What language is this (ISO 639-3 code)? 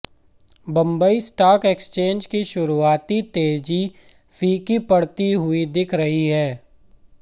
hin